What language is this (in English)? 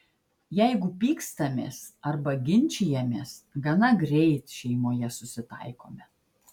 Lithuanian